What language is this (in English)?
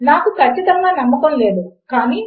Telugu